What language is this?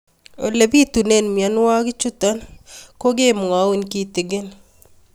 Kalenjin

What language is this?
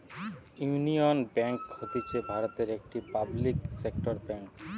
Bangla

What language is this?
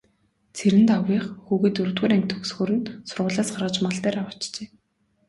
Mongolian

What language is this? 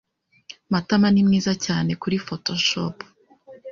Kinyarwanda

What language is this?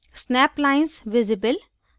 Hindi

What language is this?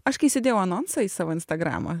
Lithuanian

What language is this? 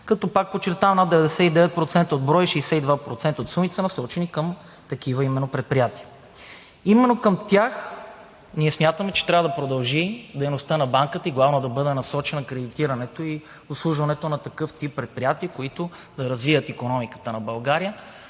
Bulgarian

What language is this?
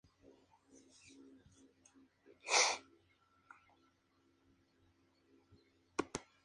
Spanish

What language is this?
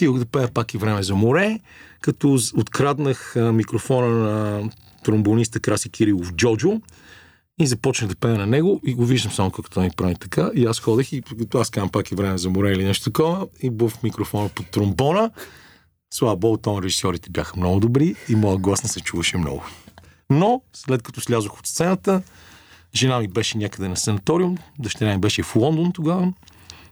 Bulgarian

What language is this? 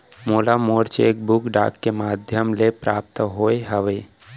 Chhattisgarhi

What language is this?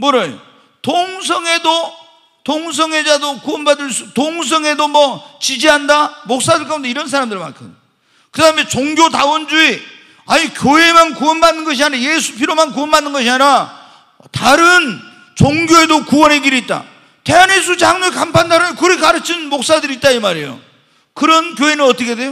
Korean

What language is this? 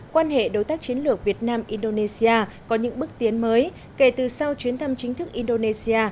Vietnamese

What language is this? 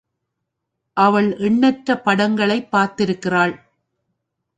Tamil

